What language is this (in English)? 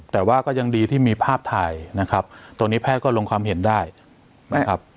Thai